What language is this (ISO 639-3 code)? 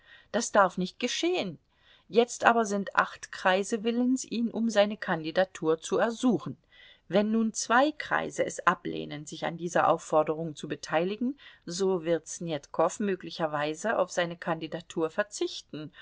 deu